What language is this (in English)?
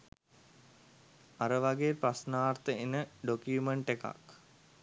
Sinhala